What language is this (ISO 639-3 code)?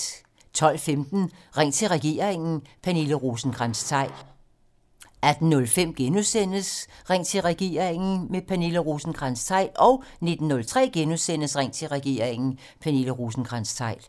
dan